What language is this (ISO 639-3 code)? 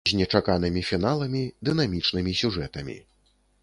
bel